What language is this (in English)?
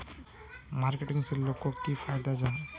Magahi